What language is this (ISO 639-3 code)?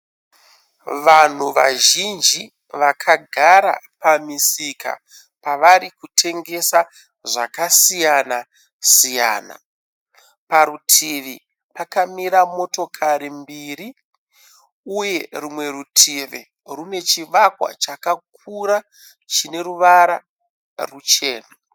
sna